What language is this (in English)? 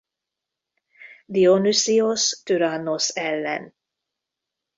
Hungarian